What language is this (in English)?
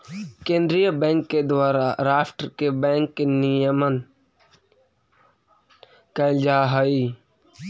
Magahi